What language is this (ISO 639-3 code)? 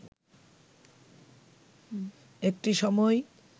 ben